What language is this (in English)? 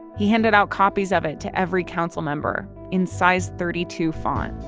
English